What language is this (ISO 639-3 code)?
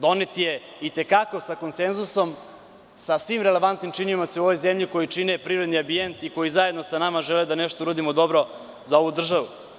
srp